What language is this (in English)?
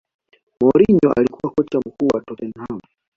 Swahili